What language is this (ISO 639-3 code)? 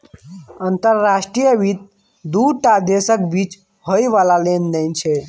mai